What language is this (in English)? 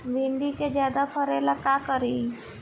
Bhojpuri